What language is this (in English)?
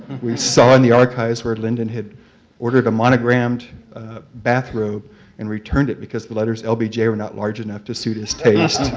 English